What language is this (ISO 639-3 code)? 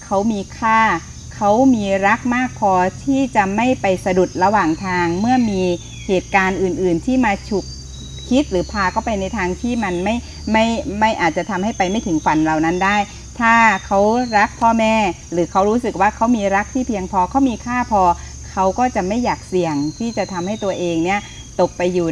tha